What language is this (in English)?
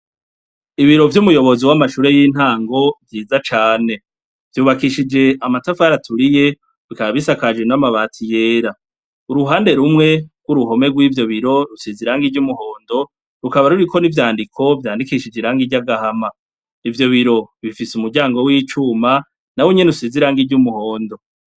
Rundi